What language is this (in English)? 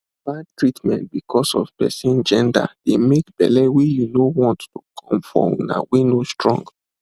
Nigerian Pidgin